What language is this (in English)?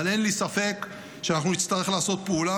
Hebrew